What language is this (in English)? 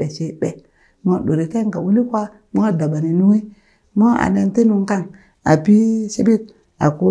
Burak